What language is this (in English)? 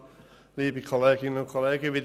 Swiss German